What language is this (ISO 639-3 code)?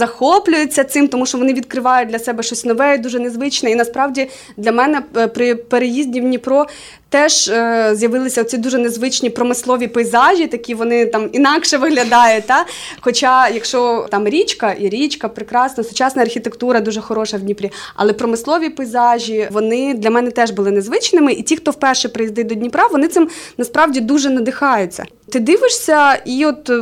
ukr